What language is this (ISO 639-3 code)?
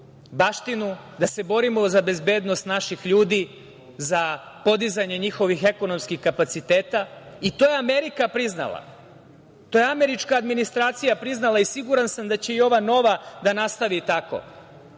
srp